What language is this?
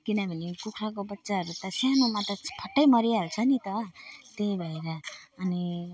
Nepali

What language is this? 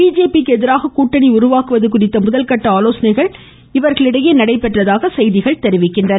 Tamil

